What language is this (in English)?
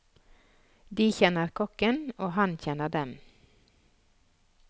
Norwegian